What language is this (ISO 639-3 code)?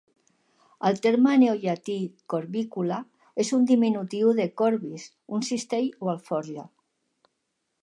cat